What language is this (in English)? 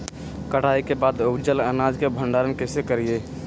Magahi